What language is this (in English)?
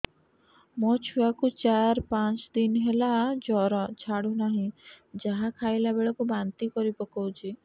Odia